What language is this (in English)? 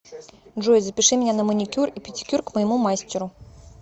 Russian